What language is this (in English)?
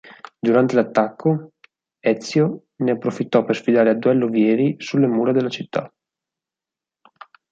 Italian